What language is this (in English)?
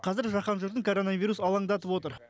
Kazakh